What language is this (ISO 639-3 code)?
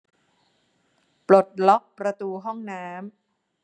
tha